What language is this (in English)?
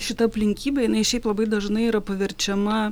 Lithuanian